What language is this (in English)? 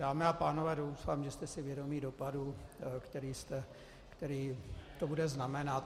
Czech